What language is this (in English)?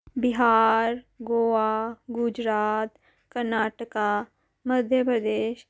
Dogri